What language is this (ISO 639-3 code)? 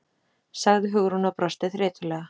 isl